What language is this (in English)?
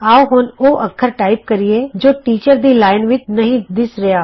Punjabi